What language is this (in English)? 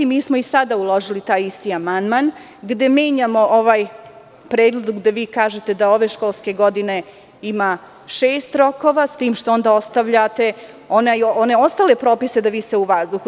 Serbian